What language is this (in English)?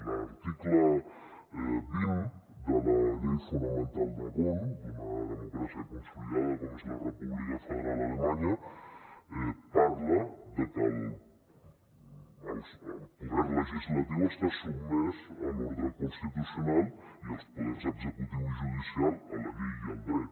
Catalan